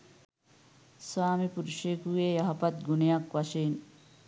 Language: Sinhala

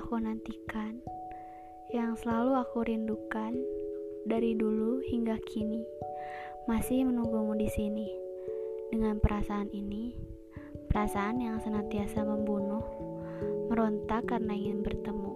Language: Indonesian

